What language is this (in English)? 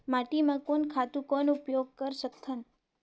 Chhattisgarhi